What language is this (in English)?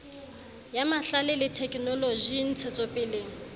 Southern Sotho